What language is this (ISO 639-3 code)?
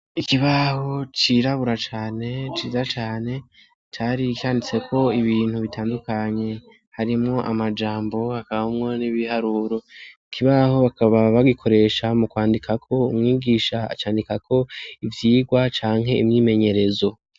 run